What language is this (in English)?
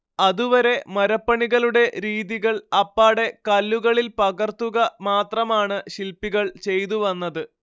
Malayalam